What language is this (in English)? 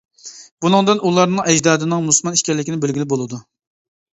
Uyghur